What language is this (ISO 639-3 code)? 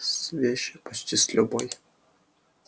rus